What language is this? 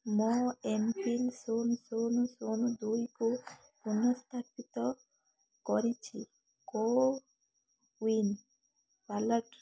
Odia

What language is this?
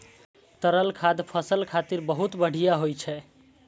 Maithili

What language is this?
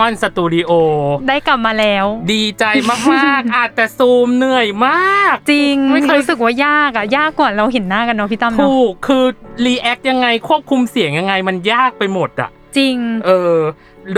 Thai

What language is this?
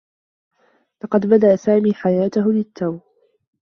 Arabic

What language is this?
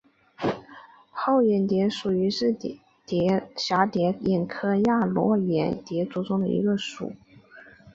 Chinese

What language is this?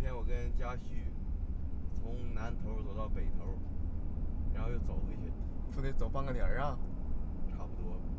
Chinese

